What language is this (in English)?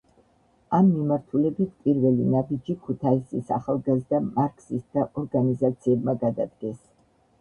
Georgian